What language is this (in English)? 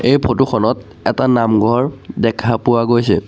Assamese